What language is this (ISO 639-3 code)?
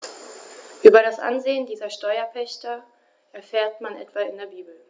deu